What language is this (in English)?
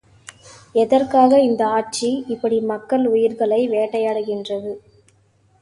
Tamil